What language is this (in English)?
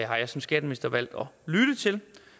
Danish